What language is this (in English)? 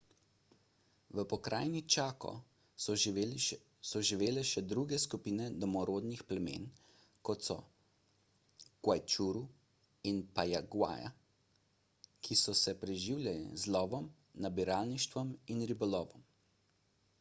Slovenian